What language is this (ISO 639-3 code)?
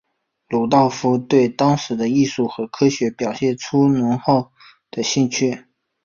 zho